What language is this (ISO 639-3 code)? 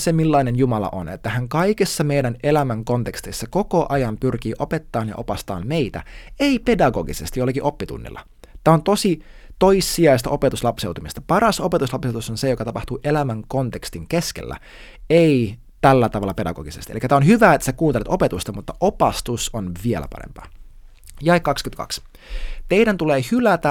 fin